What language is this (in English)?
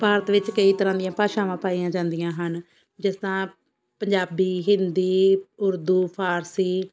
Punjabi